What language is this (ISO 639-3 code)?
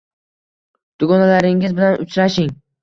uzb